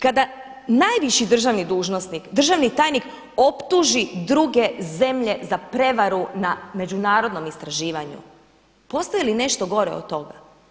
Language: Croatian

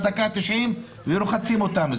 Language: Hebrew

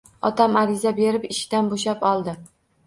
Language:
Uzbek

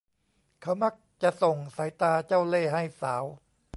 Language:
Thai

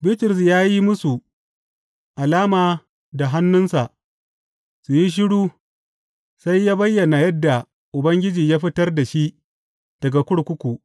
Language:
Hausa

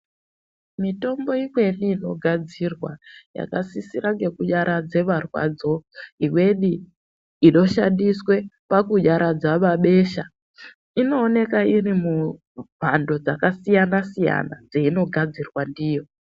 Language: Ndau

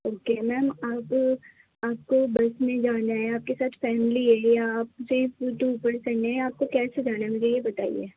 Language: Urdu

